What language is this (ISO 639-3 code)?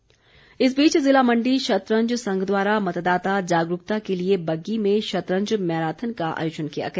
hin